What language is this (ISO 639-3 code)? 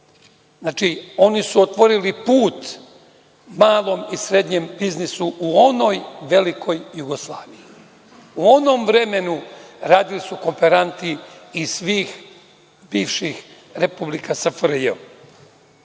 srp